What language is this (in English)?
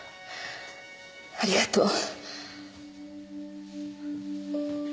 Japanese